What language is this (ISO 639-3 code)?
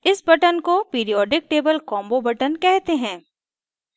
hin